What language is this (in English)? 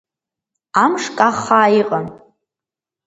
Abkhazian